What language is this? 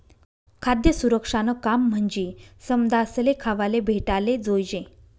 Marathi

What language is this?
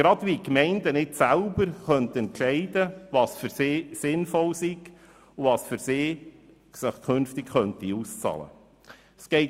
Swiss German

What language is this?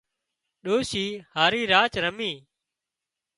Wadiyara Koli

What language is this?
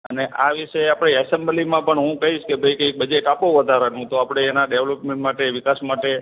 Gujarati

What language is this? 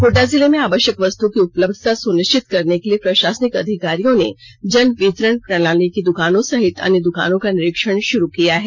Hindi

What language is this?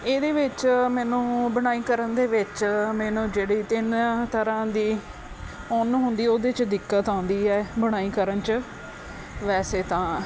Punjabi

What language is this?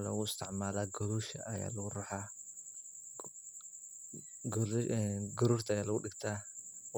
Somali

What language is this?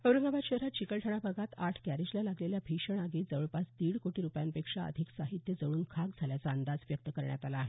Marathi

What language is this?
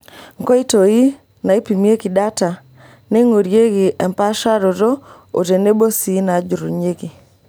Masai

